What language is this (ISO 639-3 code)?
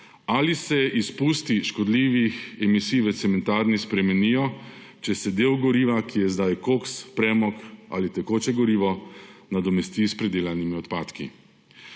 slv